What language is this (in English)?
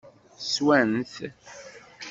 Kabyle